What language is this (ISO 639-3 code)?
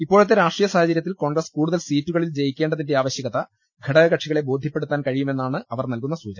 mal